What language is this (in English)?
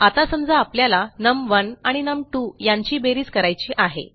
Marathi